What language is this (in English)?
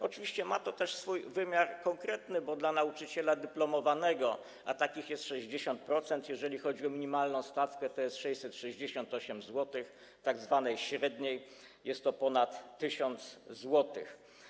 Polish